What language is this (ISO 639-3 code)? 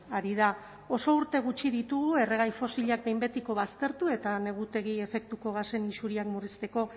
eus